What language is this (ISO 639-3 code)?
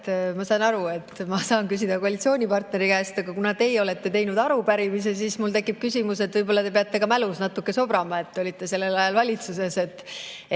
est